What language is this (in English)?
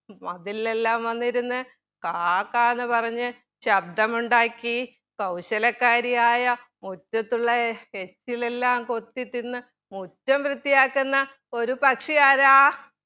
Malayalam